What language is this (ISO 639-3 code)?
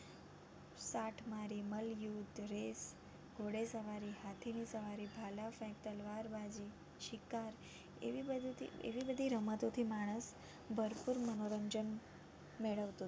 guj